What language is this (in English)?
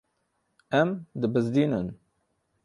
Kurdish